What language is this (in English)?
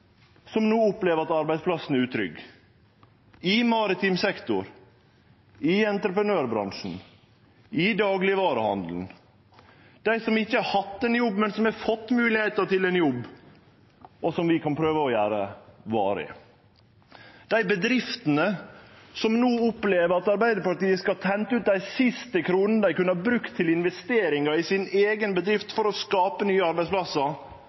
Norwegian Nynorsk